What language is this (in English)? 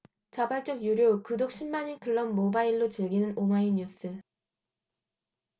Korean